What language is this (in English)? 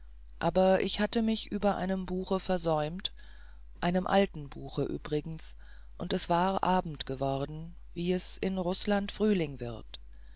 German